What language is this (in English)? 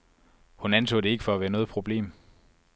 Danish